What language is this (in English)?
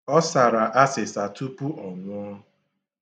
Igbo